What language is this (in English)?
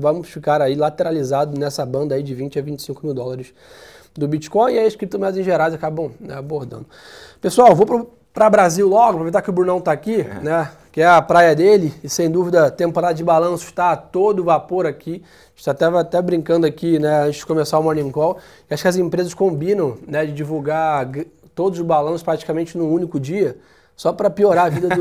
Portuguese